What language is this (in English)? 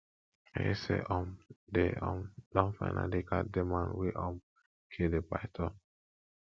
Nigerian Pidgin